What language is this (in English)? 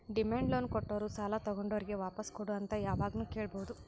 Kannada